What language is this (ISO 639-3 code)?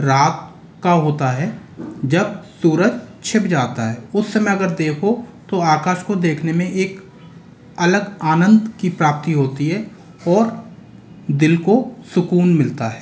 hin